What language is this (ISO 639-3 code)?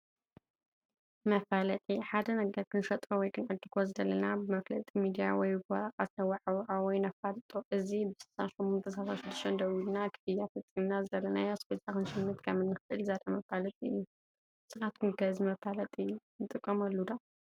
tir